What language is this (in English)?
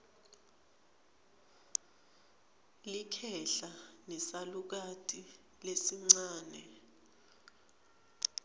Swati